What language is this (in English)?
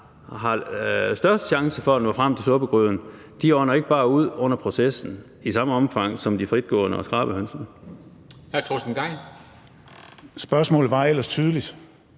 Danish